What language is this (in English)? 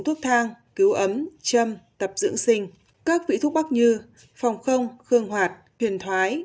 Vietnamese